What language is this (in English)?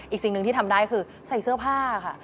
Thai